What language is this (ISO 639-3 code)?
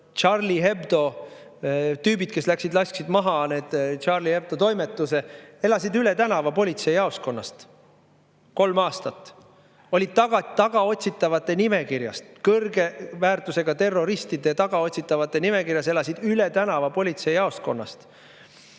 est